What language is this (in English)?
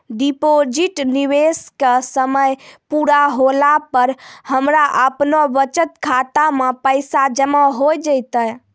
Maithili